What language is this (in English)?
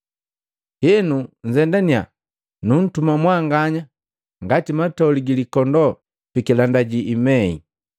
Matengo